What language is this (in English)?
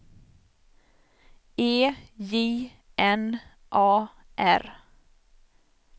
Swedish